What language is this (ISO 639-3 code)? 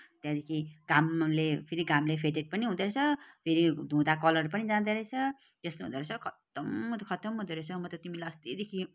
nep